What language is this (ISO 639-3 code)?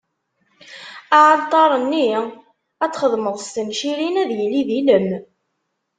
kab